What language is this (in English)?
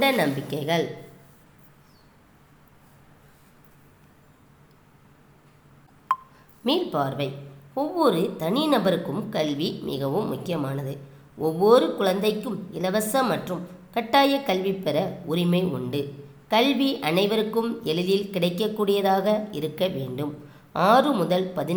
Tamil